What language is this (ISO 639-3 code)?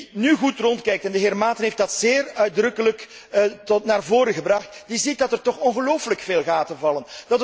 nld